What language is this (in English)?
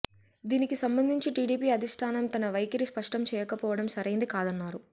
Telugu